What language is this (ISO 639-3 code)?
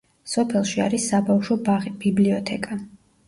kat